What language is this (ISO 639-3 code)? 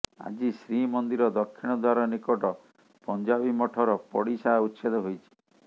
ori